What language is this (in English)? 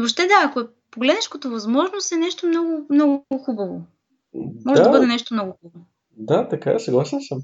Bulgarian